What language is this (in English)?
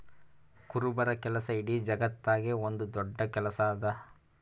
Kannada